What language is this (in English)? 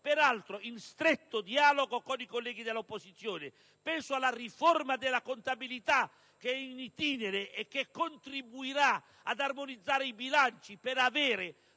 Italian